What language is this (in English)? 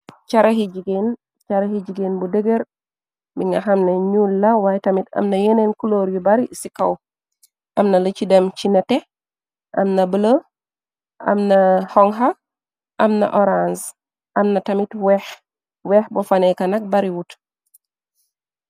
Wolof